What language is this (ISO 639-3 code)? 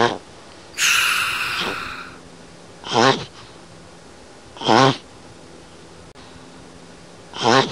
eng